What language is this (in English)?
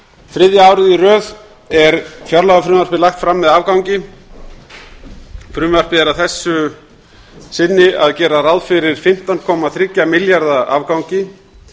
Icelandic